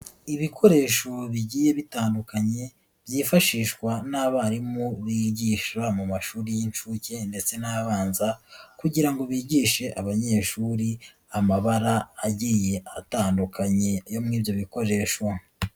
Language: Kinyarwanda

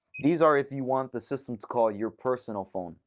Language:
English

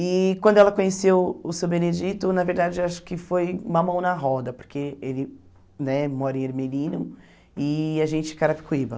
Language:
Portuguese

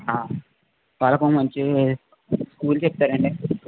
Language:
Telugu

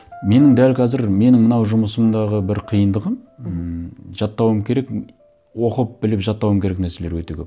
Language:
Kazakh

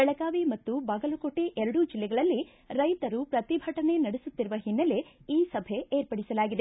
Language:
Kannada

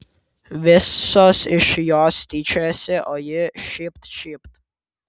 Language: Lithuanian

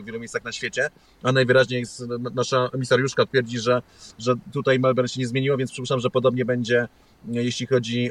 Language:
Polish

